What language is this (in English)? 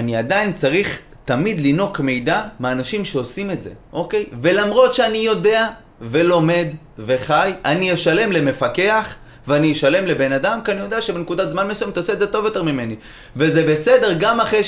Hebrew